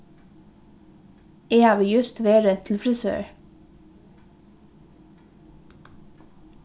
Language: Faroese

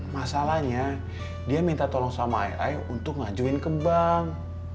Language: Indonesian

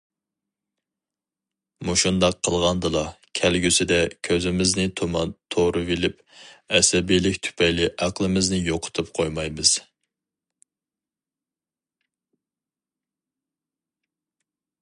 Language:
Uyghur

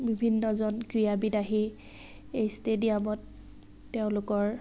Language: Assamese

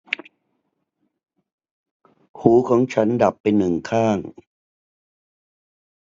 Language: Thai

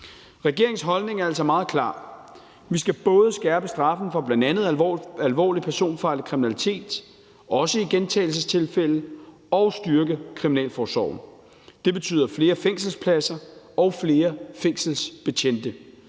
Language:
Danish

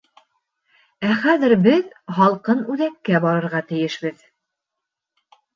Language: Bashkir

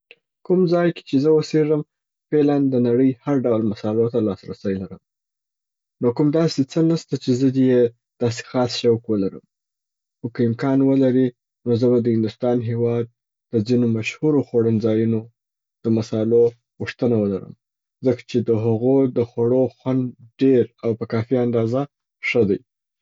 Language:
Southern Pashto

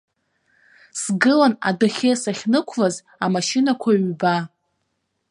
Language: Abkhazian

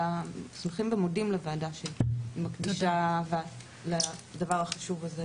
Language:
Hebrew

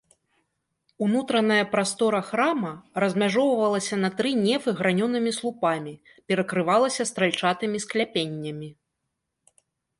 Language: Belarusian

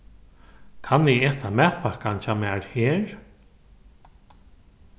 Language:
Faroese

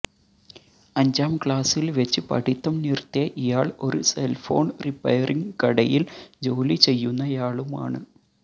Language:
Malayalam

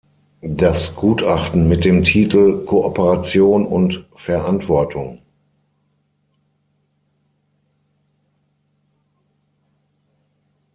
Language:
German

